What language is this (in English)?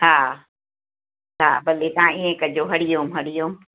Sindhi